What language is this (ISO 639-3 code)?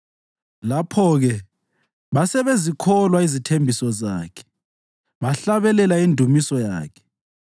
nde